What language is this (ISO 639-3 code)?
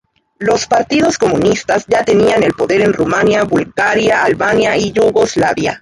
spa